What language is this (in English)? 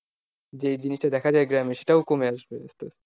Bangla